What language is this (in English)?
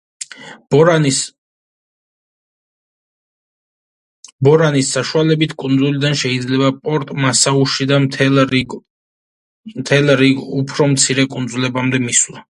Georgian